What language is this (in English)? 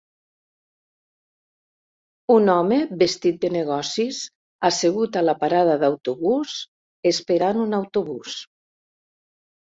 Catalan